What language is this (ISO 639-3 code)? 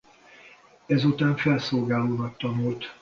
hun